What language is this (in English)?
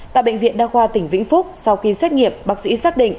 Vietnamese